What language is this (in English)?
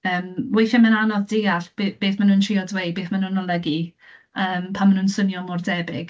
Welsh